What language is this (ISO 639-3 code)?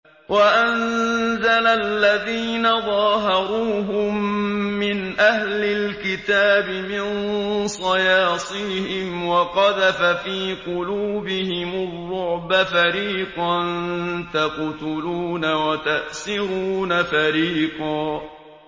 ara